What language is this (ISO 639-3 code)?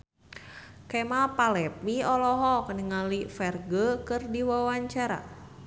sun